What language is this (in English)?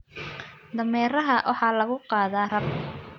Somali